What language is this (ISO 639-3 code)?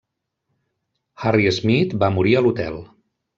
cat